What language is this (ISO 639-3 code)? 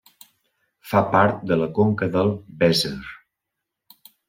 cat